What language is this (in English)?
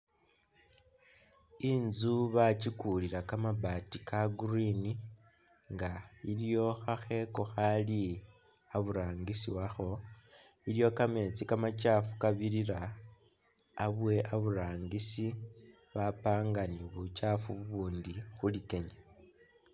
Masaaba